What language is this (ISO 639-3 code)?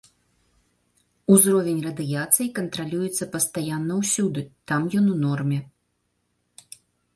bel